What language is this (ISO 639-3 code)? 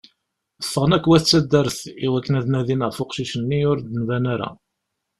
kab